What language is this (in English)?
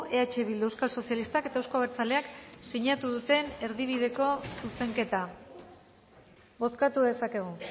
Basque